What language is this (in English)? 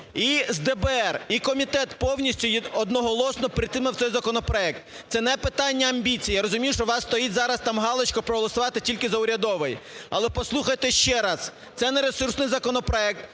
Ukrainian